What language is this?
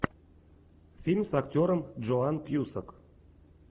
Russian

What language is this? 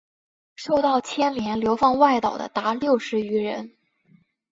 Chinese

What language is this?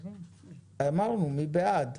Hebrew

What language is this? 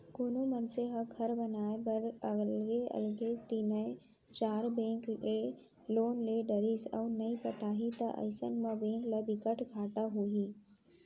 Chhattisgarhi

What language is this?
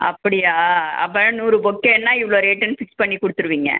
Tamil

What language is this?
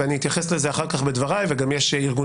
Hebrew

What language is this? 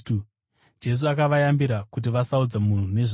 Shona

